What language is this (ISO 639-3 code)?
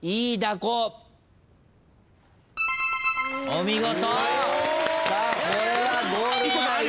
jpn